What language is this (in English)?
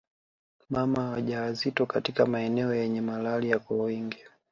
Swahili